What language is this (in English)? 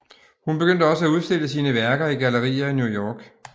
Danish